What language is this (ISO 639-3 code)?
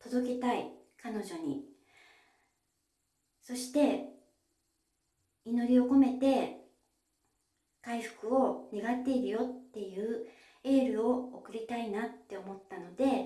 jpn